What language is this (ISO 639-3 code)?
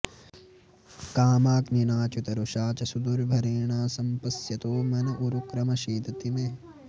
san